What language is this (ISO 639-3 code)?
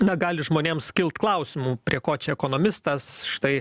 lit